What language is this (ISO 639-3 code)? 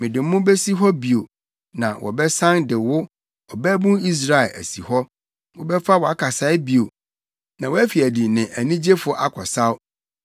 aka